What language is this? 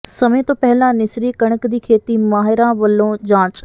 Punjabi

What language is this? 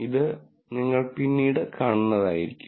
Malayalam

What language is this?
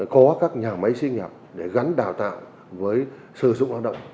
Vietnamese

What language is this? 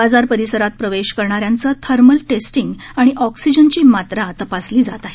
Marathi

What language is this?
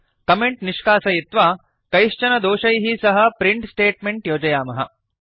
Sanskrit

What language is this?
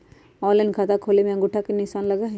Magahi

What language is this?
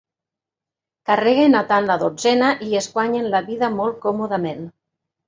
Catalan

